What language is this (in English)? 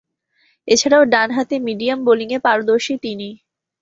Bangla